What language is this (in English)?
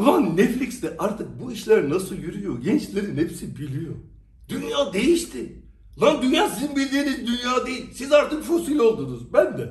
Turkish